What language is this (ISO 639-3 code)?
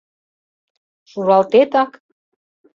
chm